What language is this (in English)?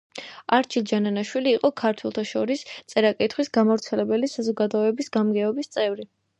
Georgian